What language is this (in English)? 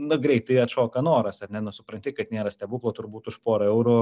Lithuanian